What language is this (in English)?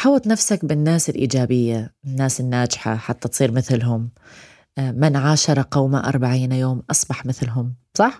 Arabic